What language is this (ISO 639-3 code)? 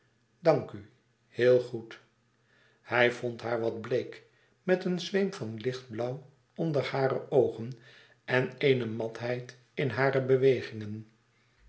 nld